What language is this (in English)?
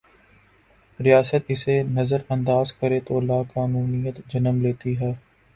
Urdu